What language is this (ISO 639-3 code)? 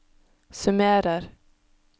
nor